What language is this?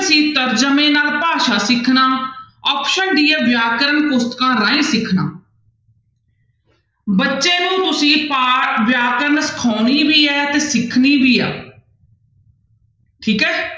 Punjabi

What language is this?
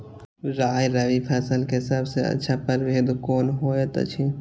Maithili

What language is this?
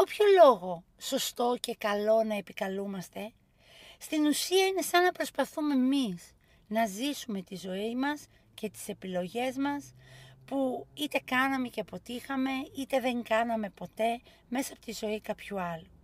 Greek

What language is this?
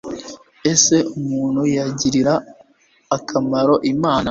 Kinyarwanda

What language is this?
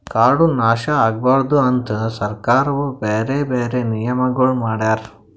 Kannada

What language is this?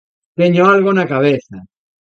Galician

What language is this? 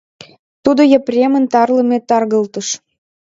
Mari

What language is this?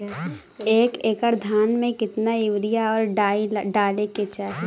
Bhojpuri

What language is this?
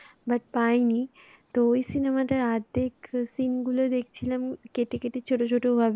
Bangla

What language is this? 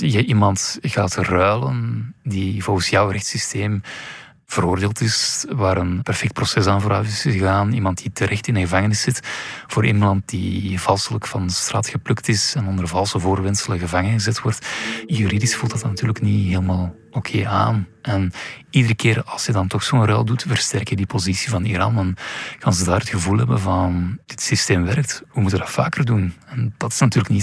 Dutch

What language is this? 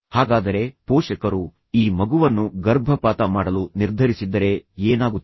Kannada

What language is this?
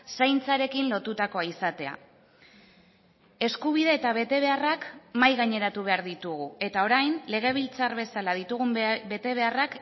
Basque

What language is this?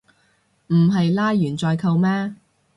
Cantonese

